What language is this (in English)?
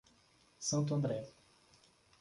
Portuguese